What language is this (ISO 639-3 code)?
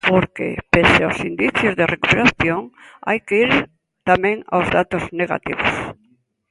glg